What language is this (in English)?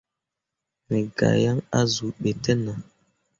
Mundang